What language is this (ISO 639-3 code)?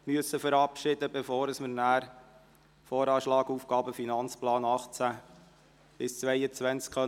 gsw